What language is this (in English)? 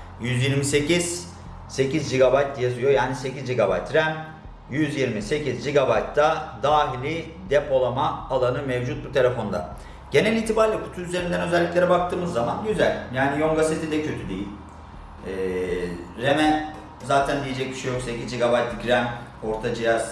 Turkish